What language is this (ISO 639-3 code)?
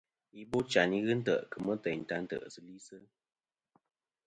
bkm